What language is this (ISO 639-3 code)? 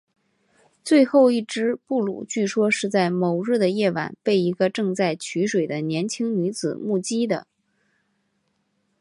zho